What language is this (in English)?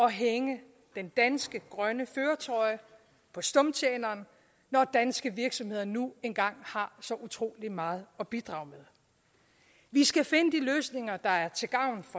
Danish